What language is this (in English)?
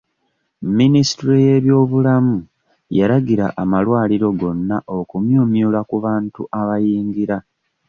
Ganda